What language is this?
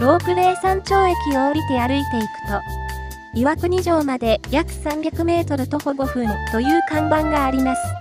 Japanese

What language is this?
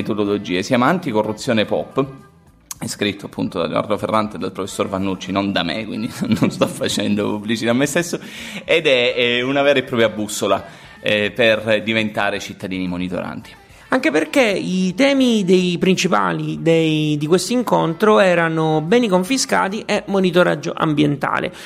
Italian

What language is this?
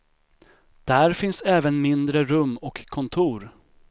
Swedish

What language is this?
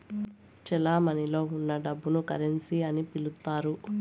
Telugu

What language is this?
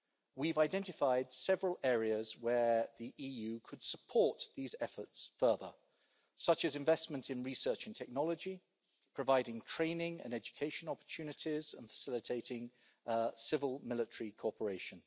English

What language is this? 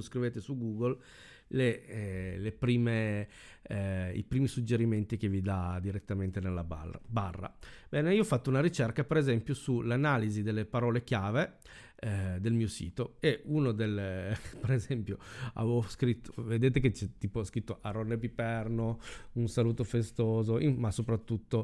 Italian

